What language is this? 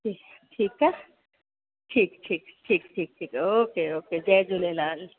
Sindhi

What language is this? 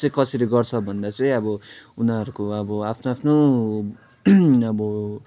Nepali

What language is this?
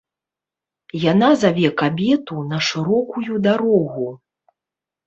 Belarusian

